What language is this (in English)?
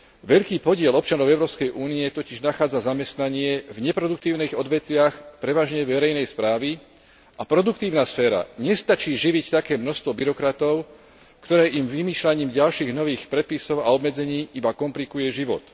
Slovak